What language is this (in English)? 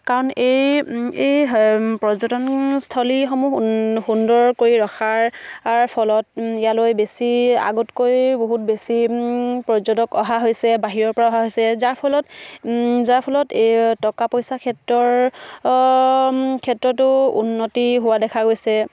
Assamese